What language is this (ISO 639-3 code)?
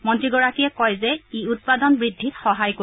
asm